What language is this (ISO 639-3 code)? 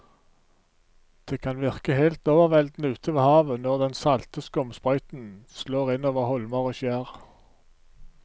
nor